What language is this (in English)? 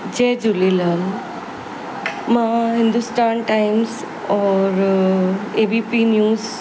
Sindhi